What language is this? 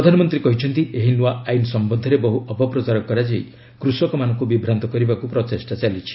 Odia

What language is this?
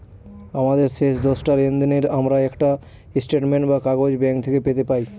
Bangla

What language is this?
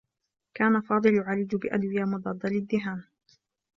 Arabic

